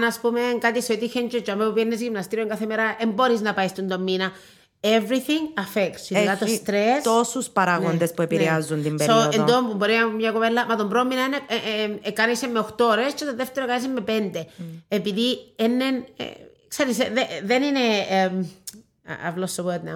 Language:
Greek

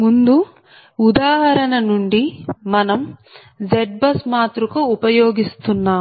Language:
Telugu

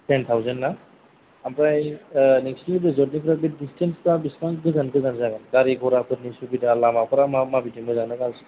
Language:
Bodo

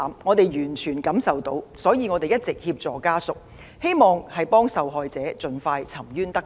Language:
Cantonese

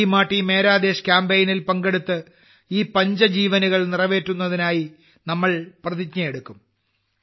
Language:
Malayalam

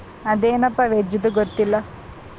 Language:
Kannada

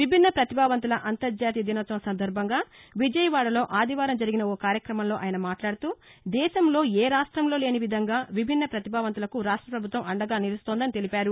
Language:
Telugu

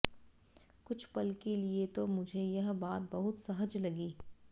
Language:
Hindi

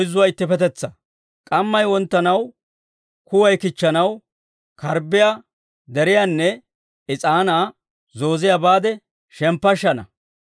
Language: Dawro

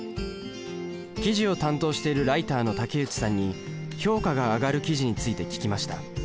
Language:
Japanese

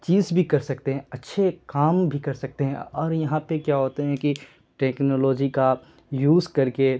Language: Urdu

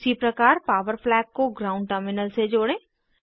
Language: Hindi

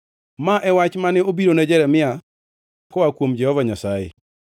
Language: Luo (Kenya and Tanzania)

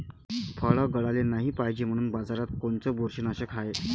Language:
Marathi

